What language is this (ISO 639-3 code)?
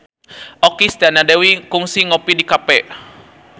sun